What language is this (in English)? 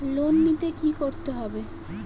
Bangla